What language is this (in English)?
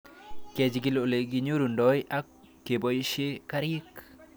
Kalenjin